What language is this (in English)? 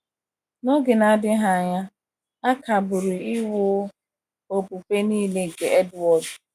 Igbo